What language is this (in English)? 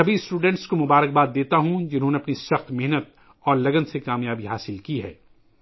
Urdu